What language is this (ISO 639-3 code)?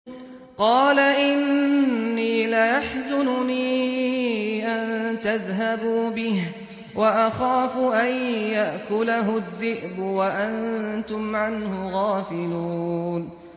ara